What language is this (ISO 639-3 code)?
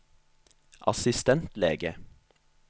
nor